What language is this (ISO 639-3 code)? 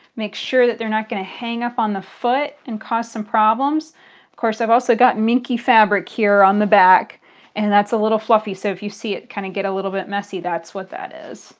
eng